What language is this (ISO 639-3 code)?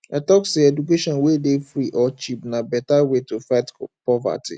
pcm